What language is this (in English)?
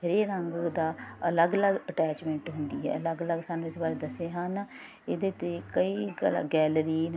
Punjabi